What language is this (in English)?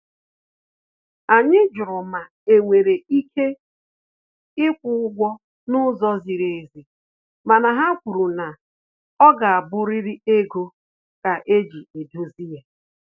Igbo